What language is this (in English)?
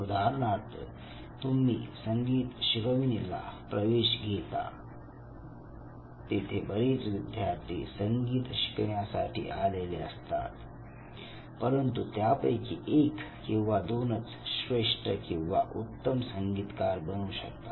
Marathi